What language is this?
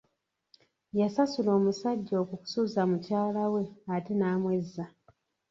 Ganda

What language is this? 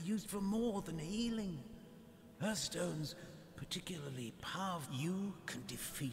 Korean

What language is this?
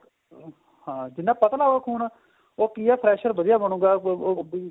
Punjabi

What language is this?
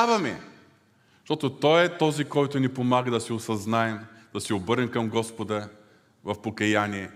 Bulgarian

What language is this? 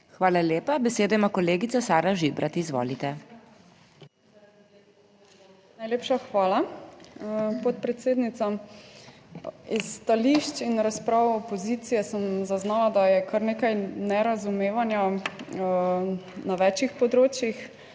Slovenian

